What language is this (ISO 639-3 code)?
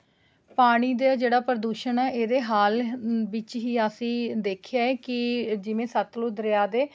pan